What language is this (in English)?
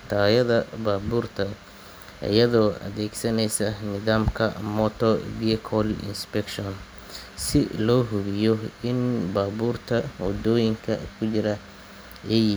Somali